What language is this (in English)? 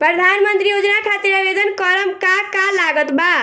Bhojpuri